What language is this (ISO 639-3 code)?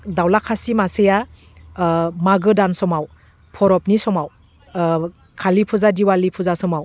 brx